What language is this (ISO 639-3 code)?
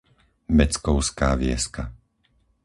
slk